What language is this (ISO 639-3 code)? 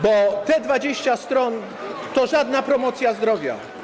pol